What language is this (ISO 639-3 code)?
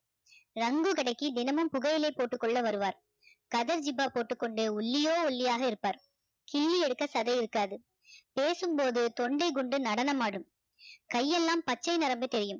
tam